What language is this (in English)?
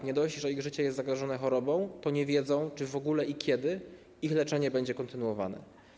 Polish